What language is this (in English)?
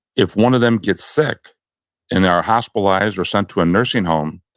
English